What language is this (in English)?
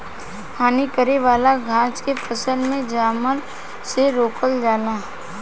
Bhojpuri